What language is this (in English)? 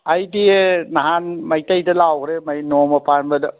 Manipuri